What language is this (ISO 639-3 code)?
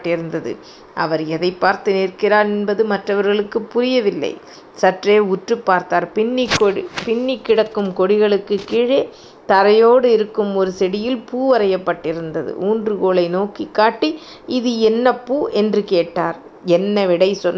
tam